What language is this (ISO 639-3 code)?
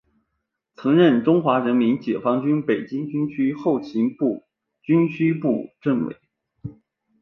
zho